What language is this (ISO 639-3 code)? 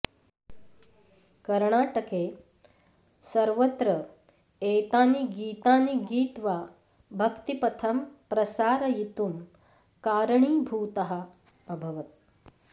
san